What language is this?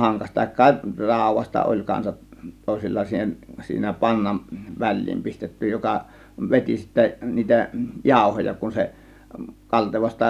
Finnish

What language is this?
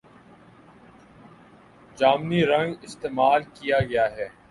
Urdu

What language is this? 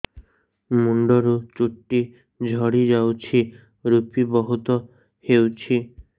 Odia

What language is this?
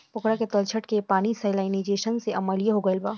Bhojpuri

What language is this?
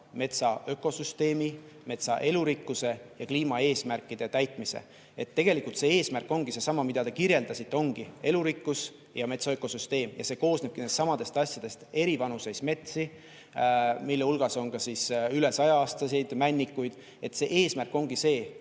Estonian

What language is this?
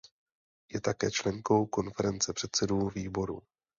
Czech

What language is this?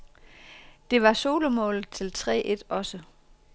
Danish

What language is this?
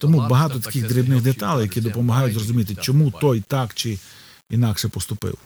Ukrainian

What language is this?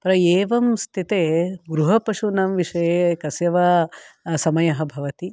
Sanskrit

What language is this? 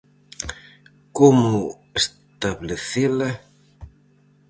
Galician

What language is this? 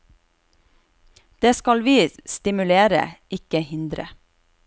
Norwegian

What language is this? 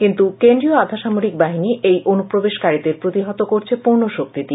Bangla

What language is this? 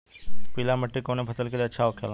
Bhojpuri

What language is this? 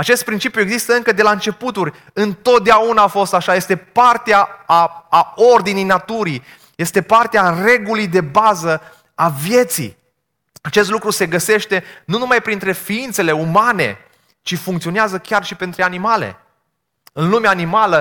Romanian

